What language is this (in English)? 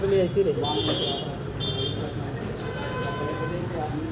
Maithili